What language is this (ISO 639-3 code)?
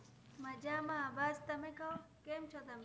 guj